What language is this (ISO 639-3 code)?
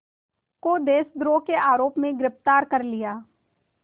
hin